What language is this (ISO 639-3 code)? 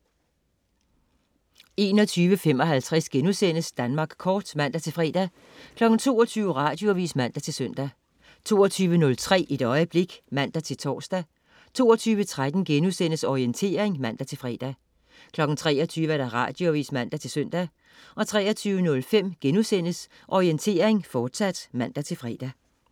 dan